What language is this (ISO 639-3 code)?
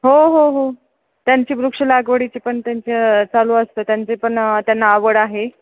mar